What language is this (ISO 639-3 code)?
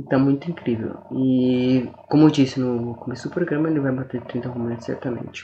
por